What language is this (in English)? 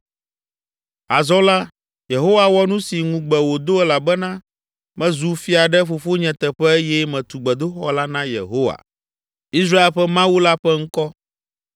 Ewe